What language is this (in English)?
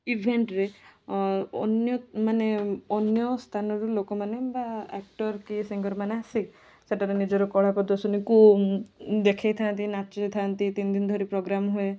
Odia